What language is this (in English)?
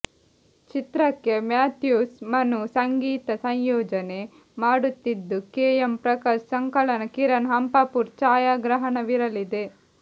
Kannada